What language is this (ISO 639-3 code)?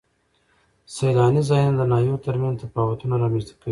pus